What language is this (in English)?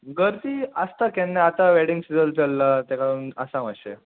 Konkani